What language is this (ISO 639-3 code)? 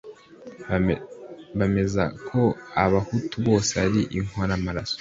kin